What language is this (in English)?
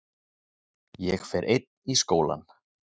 Icelandic